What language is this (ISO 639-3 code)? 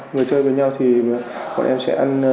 vie